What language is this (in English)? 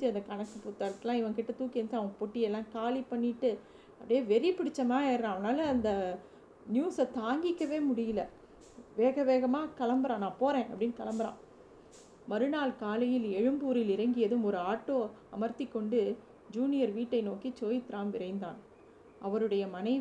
Tamil